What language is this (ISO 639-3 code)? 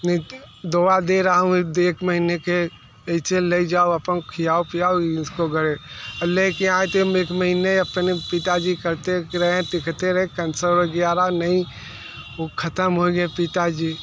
hin